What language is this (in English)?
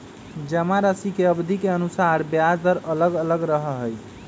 Magahi